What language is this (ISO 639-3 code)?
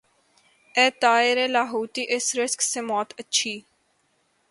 urd